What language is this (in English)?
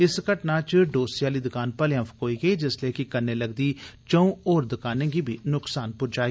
Dogri